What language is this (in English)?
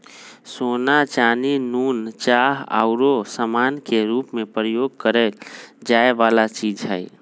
Magahi